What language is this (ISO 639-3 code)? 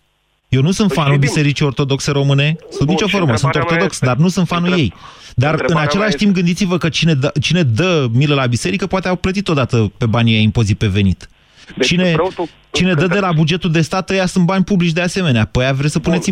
ron